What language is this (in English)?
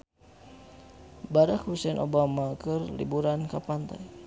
Sundanese